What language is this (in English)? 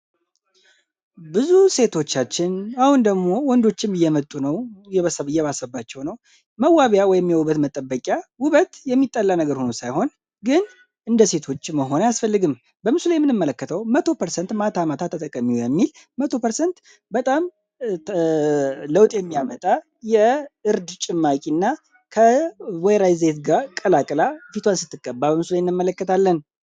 Amharic